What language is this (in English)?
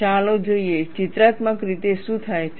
Gujarati